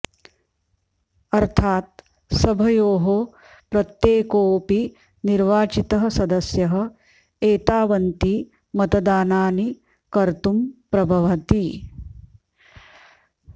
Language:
Sanskrit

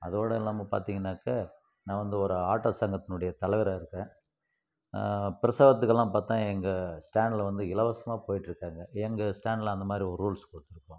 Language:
Tamil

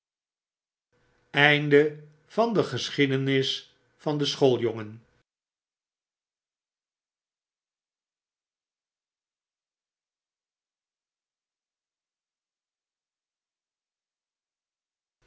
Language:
Dutch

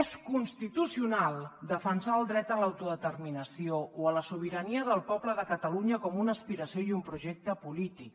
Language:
Catalan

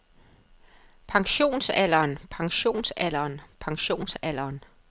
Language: Danish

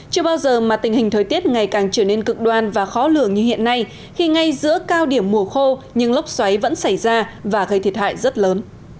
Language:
Vietnamese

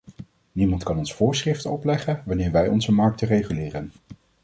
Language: Dutch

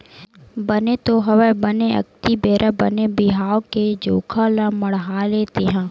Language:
Chhattisgarhi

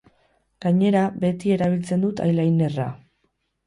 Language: Basque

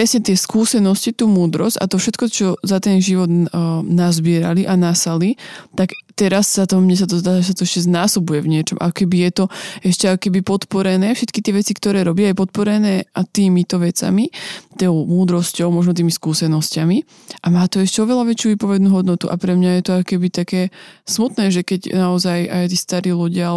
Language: Slovak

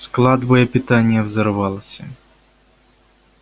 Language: Russian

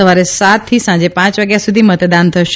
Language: Gujarati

